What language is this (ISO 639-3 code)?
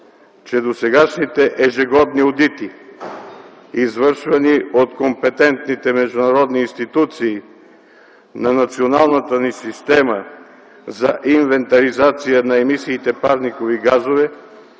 bul